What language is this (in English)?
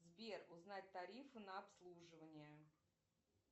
Russian